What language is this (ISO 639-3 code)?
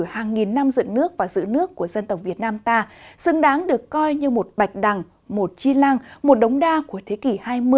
vie